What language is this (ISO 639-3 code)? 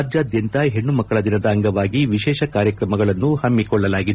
kan